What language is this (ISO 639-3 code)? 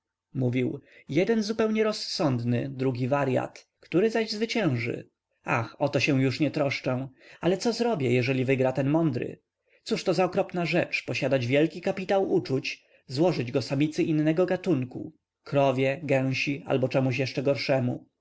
pol